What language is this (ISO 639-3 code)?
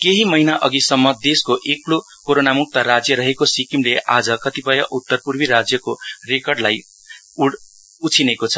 nep